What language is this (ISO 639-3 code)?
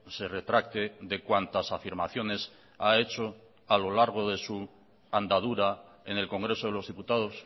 spa